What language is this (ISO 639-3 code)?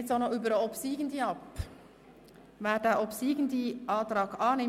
gsw